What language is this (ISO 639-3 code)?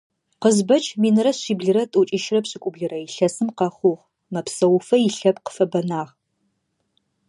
ady